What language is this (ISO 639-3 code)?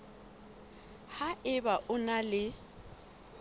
sot